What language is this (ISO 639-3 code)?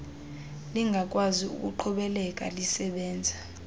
xho